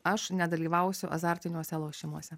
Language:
Lithuanian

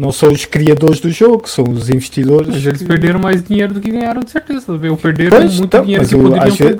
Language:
Portuguese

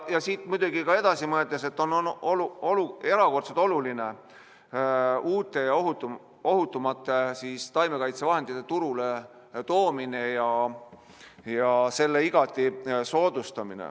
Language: Estonian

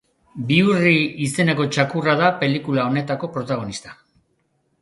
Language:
Basque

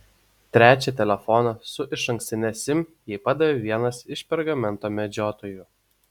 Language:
Lithuanian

